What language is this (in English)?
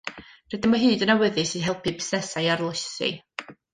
Welsh